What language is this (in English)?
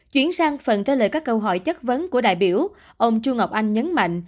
Vietnamese